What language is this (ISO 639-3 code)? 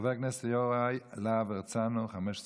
heb